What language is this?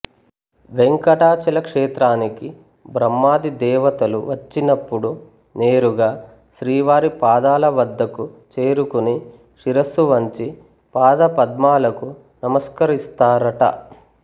Telugu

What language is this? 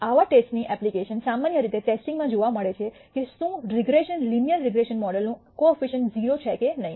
Gujarati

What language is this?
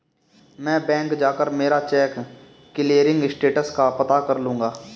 Hindi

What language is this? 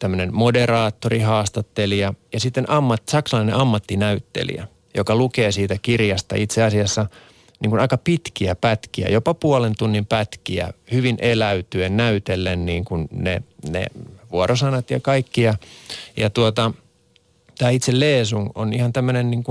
Finnish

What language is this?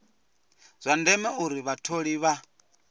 Venda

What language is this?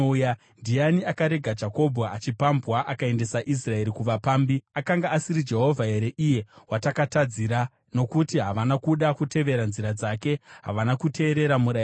Shona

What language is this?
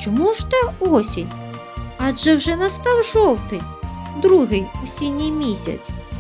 Ukrainian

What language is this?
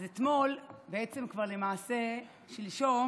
Hebrew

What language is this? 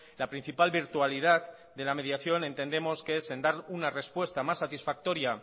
Spanish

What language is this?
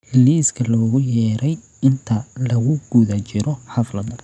Somali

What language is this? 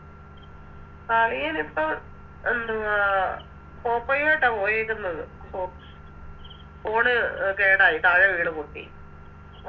Malayalam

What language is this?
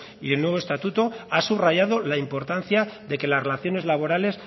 Spanish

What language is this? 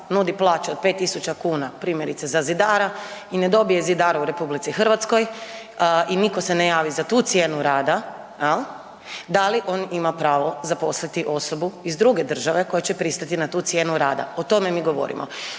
Croatian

